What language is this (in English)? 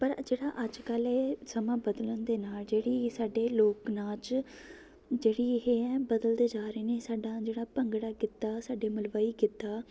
Punjabi